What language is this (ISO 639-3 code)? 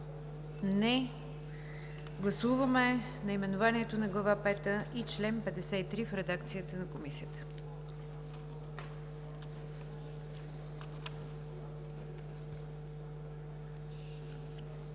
bul